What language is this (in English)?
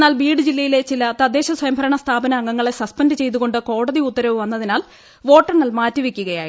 Malayalam